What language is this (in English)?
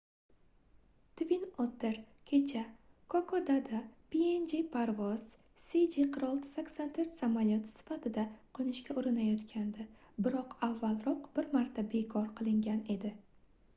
Uzbek